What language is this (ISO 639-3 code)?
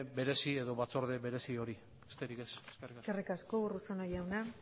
eus